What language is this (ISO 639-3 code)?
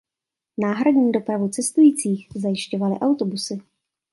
ces